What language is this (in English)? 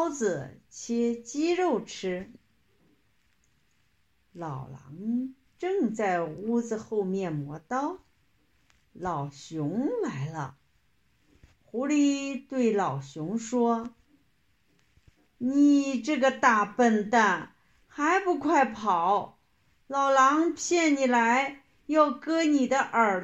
Chinese